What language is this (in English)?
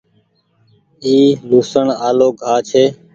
Goaria